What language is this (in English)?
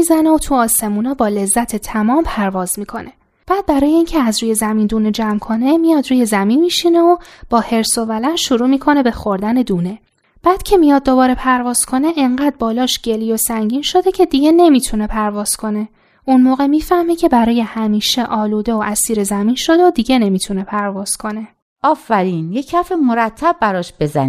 Persian